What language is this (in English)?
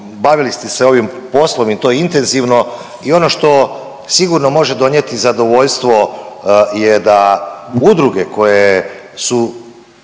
Croatian